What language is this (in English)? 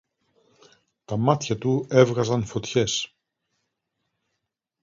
Greek